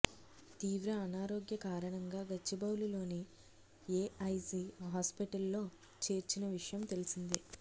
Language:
Telugu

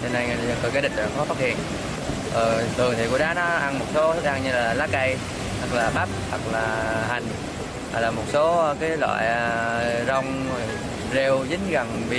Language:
Vietnamese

